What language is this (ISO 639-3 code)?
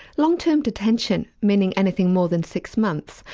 eng